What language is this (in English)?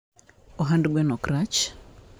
Luo (Kenya and Tanzania)